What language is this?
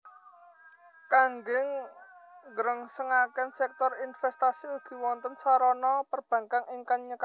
Javanese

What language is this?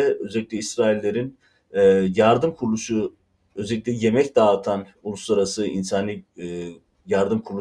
Turkish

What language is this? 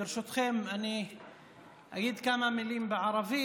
Hebrew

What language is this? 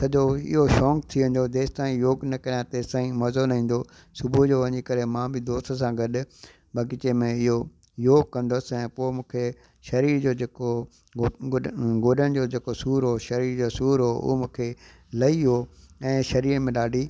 Sindhi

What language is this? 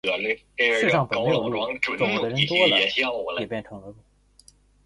Chinese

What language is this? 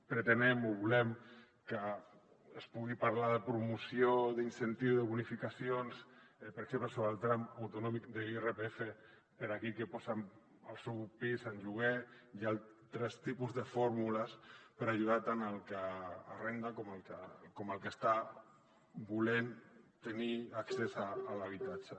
Catalan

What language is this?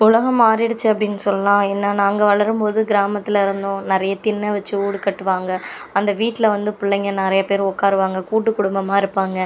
Tamil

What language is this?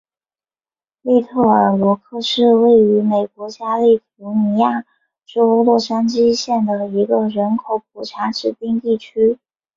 Chinese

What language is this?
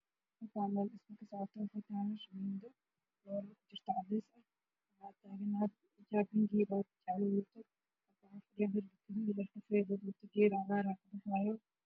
Somali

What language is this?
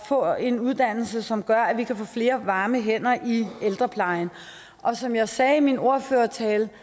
Danish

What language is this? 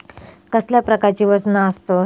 Marathi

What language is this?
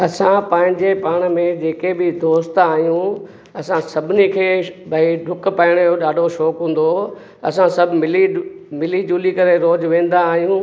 Sindhi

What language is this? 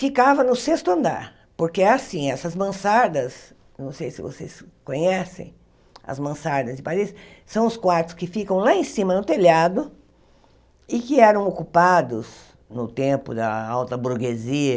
Portuguese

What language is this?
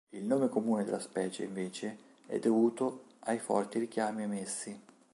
Italian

